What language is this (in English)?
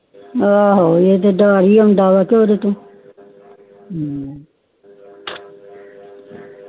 Punjabi